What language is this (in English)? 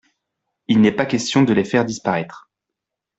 French